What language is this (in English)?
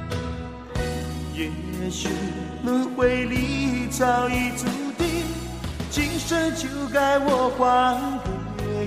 Chinese